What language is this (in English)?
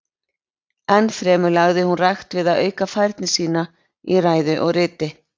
Icelandic